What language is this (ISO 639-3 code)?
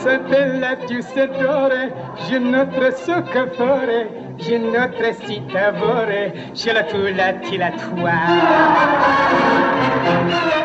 fra